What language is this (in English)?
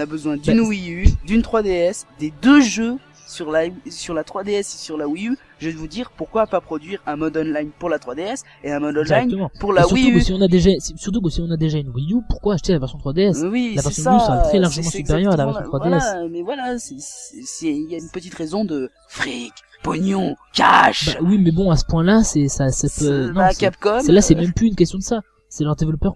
French